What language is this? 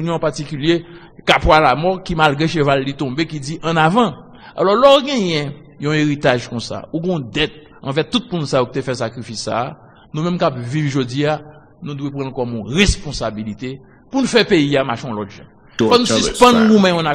French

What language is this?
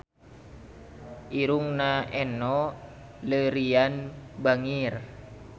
Sundanese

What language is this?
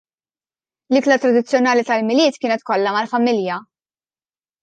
Maltese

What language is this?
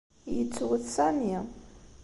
Kabyle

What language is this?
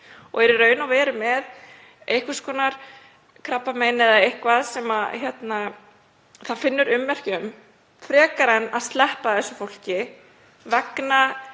Icelandic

